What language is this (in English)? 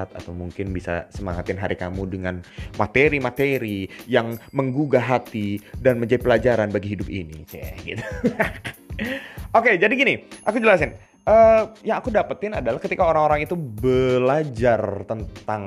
Indonesian